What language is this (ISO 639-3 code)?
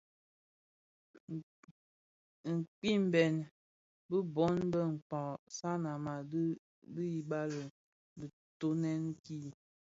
ksf